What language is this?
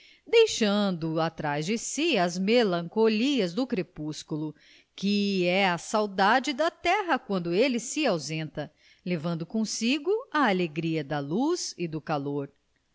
Portuguese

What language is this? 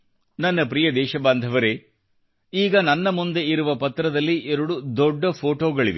Kannada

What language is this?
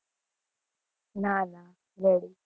Gujarati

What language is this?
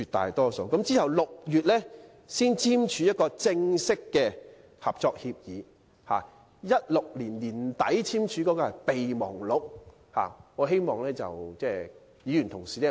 Cantonese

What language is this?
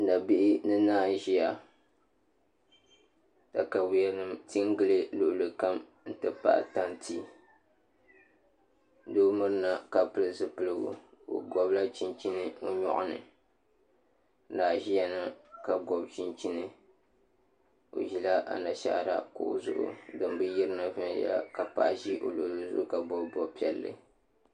Dagbani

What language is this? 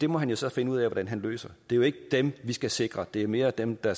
Danish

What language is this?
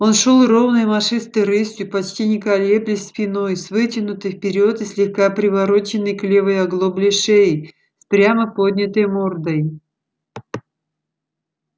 Russian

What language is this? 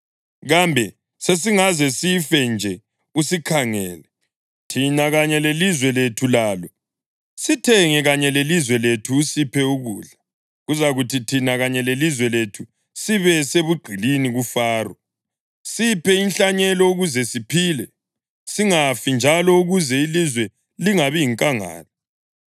North Ndebele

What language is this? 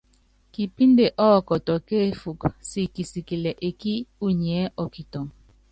Yangben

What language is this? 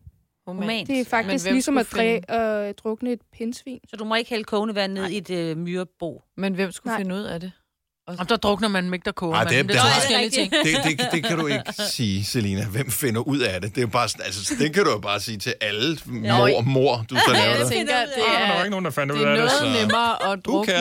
Danish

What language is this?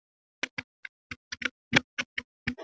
Icelandic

